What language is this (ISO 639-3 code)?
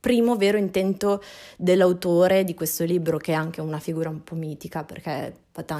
ita